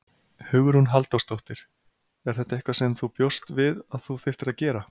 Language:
Icelandic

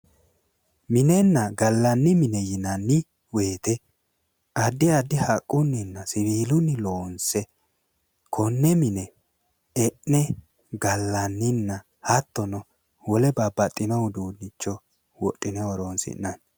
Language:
Sidamo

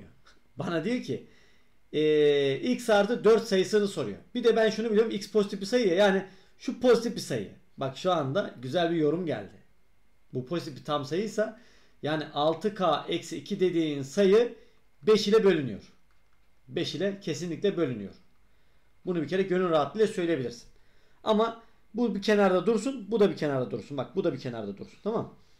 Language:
Turkish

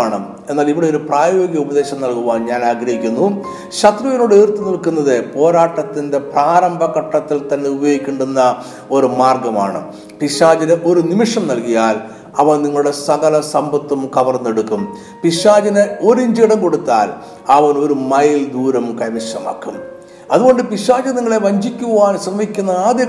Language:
Malayalam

